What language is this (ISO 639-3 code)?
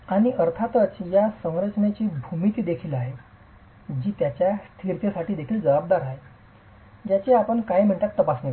mar